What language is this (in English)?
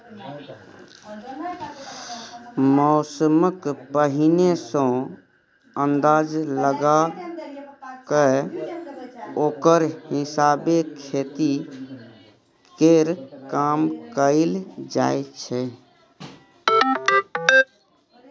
Maithili